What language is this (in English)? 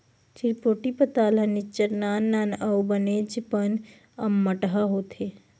Chhattisgarhi